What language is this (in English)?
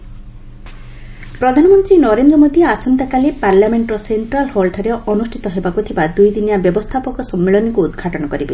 Odia